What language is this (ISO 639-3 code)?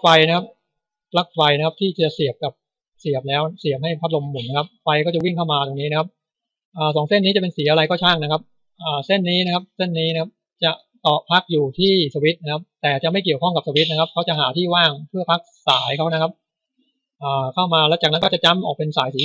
tha